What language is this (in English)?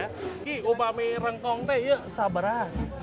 Indonesian